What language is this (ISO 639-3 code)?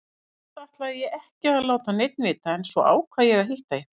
isl